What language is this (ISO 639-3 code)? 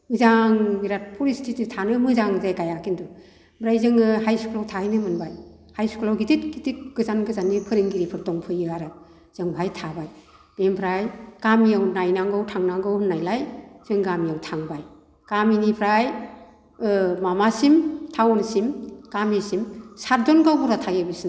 brx